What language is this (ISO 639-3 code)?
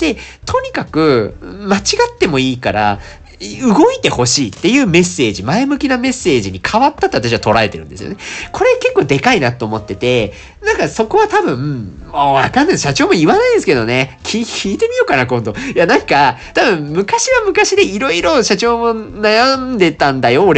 jpn